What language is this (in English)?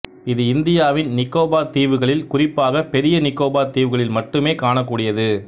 Tamil